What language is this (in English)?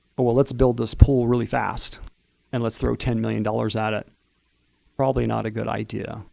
English